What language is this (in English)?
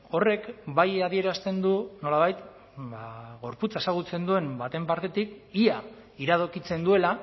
Basque